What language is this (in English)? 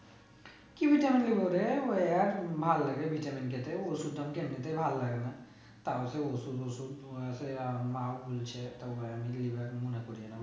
Bangla